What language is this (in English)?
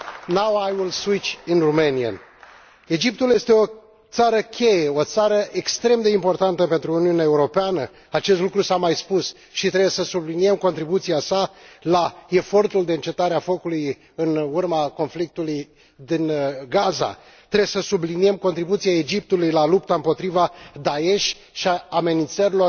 Romanian